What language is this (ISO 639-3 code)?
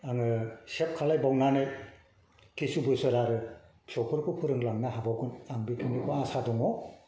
brx